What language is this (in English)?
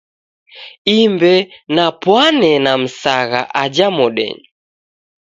Taita